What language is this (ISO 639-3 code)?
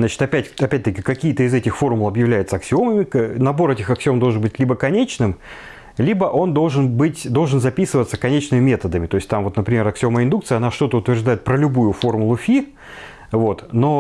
rus